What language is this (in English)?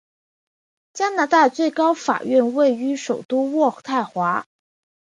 Chinese